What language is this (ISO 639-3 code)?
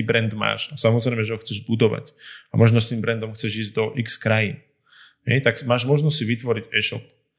slk